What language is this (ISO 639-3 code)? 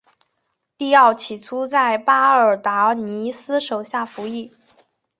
zho